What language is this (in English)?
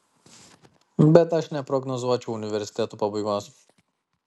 Lithuanian